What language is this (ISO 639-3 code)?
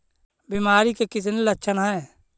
mag